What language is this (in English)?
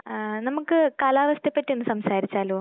Malayalam